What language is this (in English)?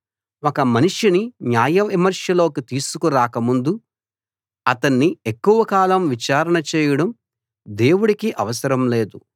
Telugu